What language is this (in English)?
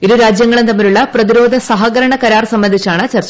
Malayalam